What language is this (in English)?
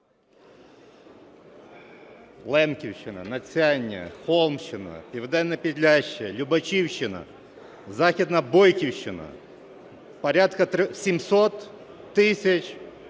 Ukrainian